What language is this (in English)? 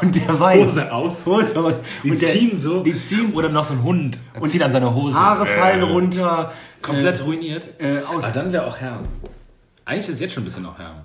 German